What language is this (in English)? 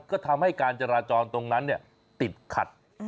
Thai